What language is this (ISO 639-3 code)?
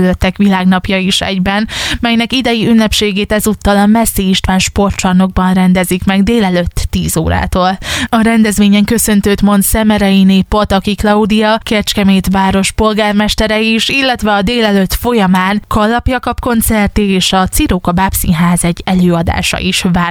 hun